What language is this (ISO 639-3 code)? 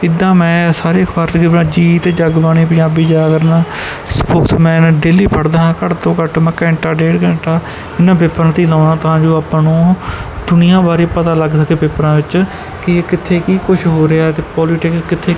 pan